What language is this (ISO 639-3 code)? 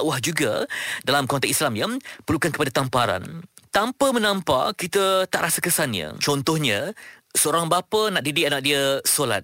msa